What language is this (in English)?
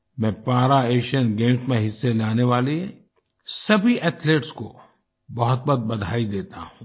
Hindi